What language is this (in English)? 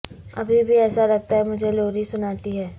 Urdu